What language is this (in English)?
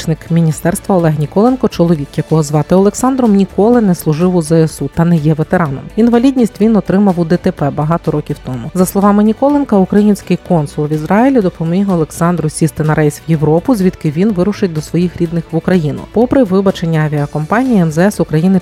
Ukrainian